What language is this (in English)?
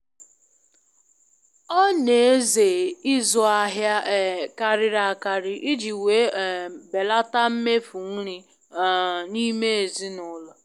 Igbo